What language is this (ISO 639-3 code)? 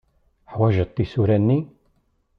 kab